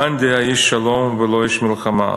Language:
Hebrew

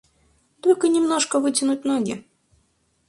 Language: Russian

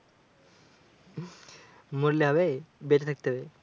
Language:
Bangla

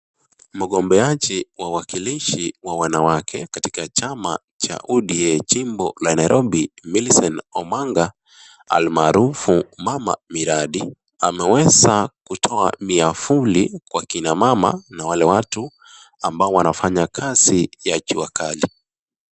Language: Swahili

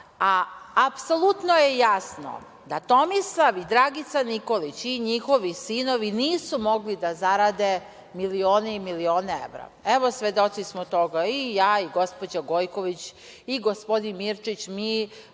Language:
Serbian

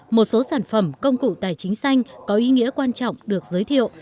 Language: Vietnamese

